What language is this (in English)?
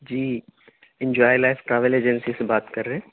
Urdu